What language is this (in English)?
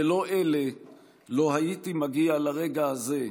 Hebrew